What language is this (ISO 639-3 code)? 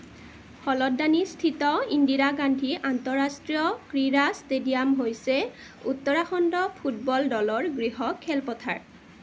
asm